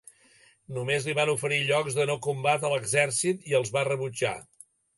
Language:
Catalan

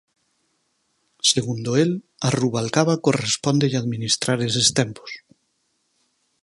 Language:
Galician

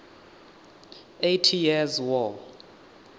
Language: Venda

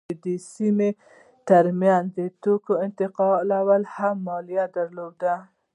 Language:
Pashto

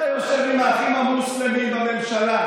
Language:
Hebrew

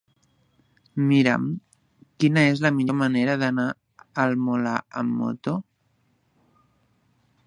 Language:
Catalan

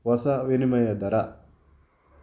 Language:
Kannada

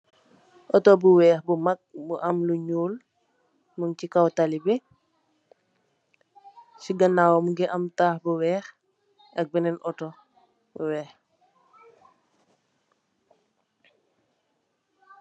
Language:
Wolof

